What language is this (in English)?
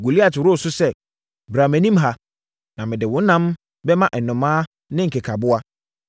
Akan